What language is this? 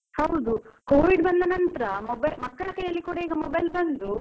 Kannada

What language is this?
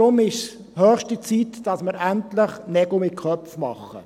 Swiss German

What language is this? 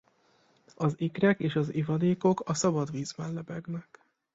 Hungarian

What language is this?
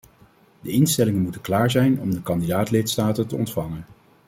Dutch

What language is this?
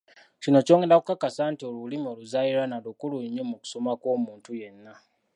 Ganda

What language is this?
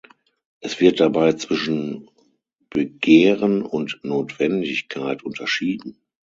German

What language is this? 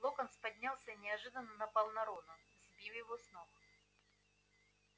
Russian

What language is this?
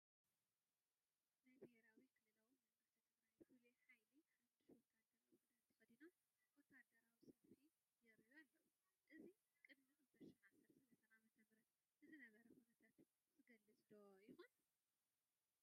Tigrinya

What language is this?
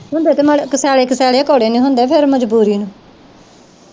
Punjabi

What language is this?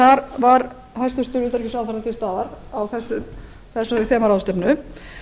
Icelandic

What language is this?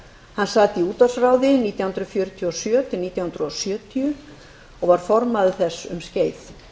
Icelandic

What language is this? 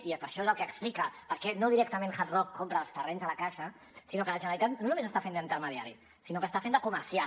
Catalan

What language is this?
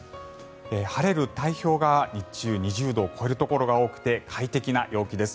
Japanese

